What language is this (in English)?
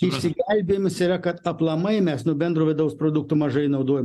Lithuanian